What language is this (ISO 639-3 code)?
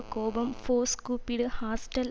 tam